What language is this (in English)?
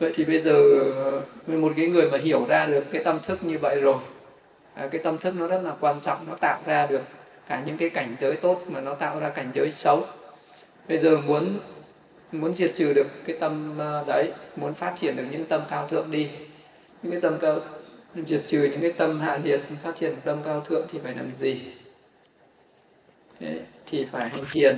Vietnamese